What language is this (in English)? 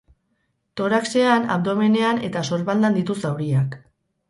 Basque